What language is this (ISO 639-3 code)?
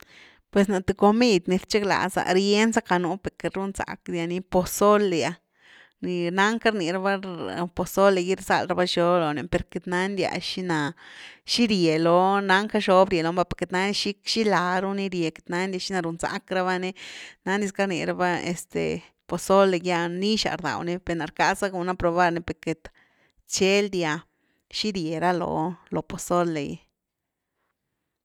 ztu